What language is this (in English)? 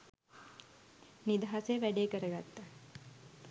Sinhala